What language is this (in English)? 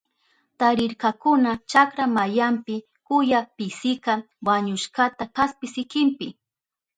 Southern Pastaza Quechua